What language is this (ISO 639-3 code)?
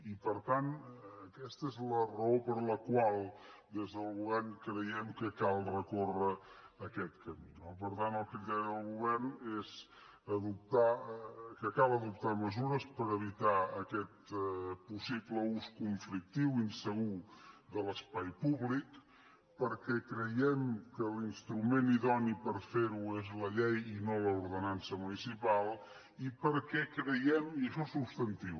cat